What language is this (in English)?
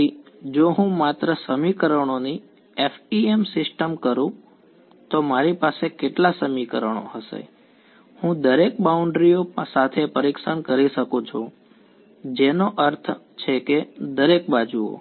Gujarati